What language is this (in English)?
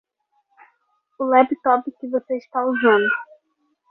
Portuguese